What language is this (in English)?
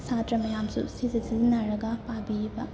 Manipuri